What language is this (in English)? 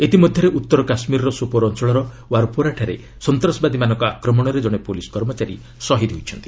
Odia